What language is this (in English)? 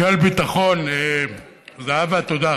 Hebrew